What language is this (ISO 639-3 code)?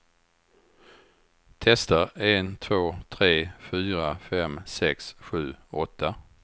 swe